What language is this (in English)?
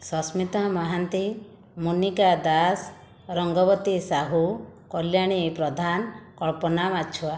Odia